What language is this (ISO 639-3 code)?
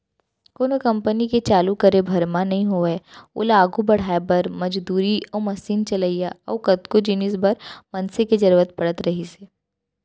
hne